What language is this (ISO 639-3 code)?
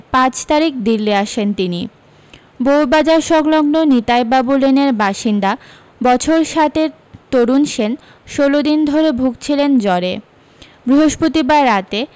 ben